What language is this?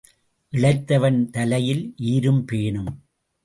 Tamil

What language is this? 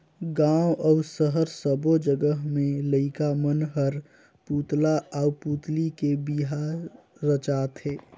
Chhattisgarhi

